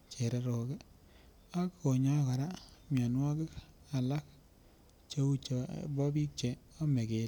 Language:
Kalenjin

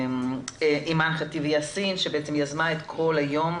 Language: Hebrew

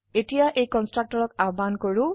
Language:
Assamese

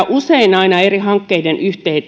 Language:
Finnish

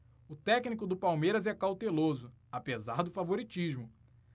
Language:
Portuguese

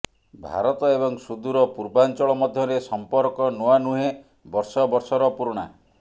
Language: Odia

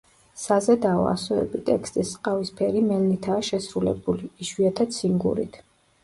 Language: Georgian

